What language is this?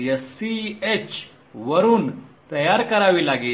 Marathi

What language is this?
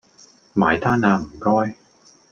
Cantonese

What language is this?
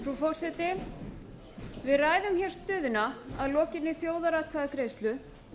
Icelandic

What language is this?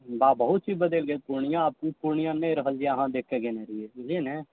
Maithili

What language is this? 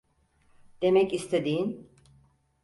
Turkish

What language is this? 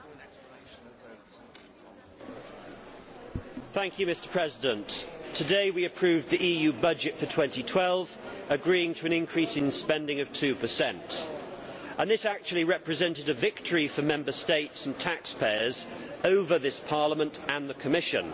English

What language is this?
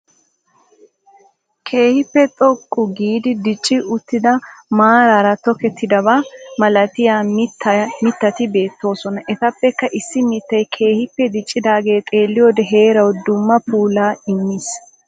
Wolaytta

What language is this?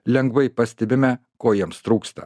Lithuanian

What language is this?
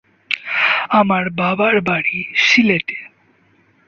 Bangla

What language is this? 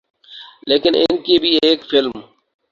Urdu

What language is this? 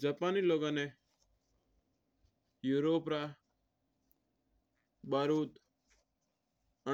Mewari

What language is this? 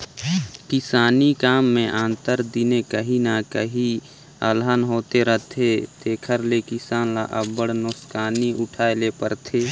Chhattisgarhi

